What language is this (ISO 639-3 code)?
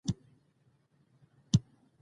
pus